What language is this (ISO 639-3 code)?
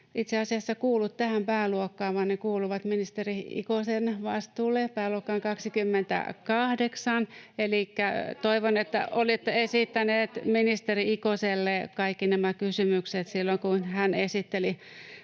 fin